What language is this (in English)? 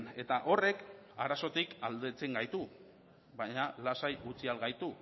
Basque